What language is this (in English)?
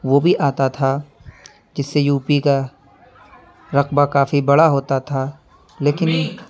Urdu